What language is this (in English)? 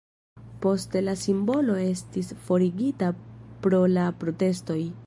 Esperanto